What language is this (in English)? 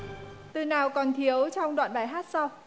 Vietnamese